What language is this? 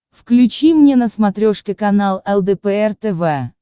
Russian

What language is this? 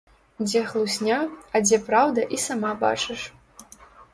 Belarusian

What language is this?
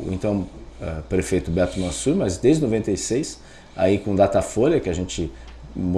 Portuguese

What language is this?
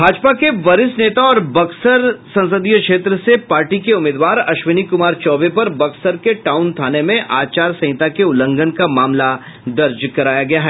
Hindi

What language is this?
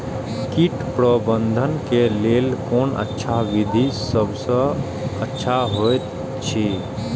Maithili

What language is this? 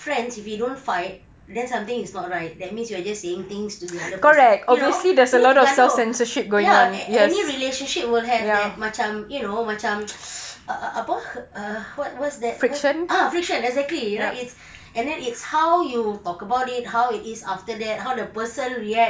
English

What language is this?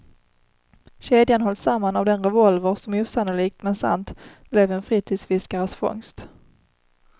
Swedish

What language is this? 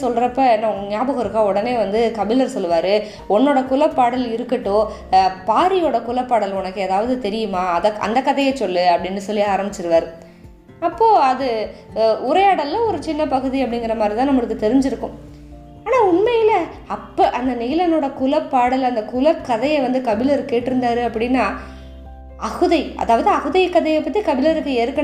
Tamil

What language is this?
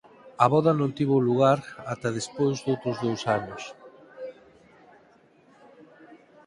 Galician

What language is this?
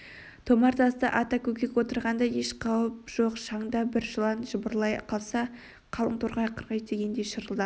Kazakh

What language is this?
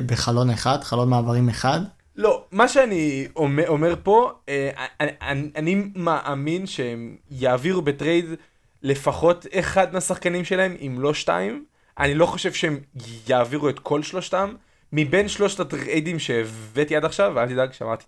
Hebrew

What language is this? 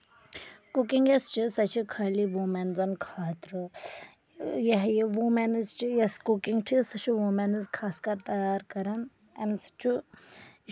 Kashmiri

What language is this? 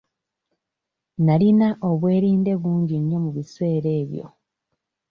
Ganda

